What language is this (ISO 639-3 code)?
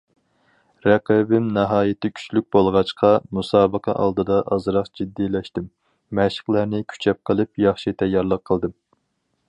uig